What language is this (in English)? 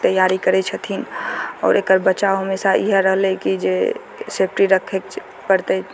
Maithili